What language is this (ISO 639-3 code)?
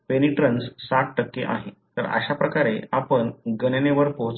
mar